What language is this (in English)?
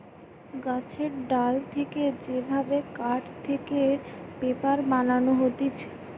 Bangla